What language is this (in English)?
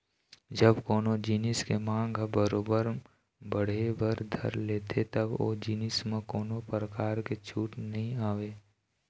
Chhattisgarhi